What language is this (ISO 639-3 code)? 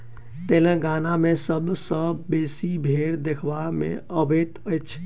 mai